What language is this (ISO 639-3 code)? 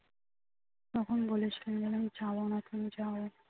ben